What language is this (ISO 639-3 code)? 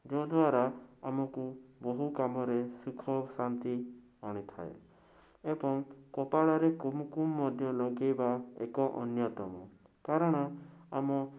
ori